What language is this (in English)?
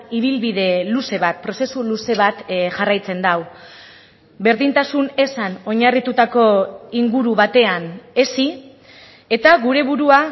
Basque